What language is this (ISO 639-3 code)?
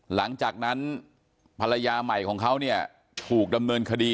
tha